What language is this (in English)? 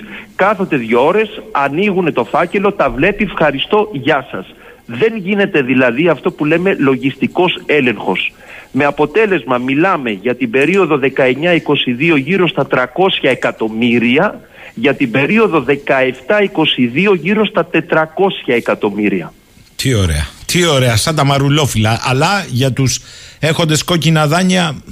Greek